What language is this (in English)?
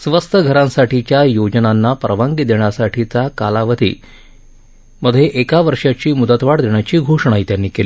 Marathi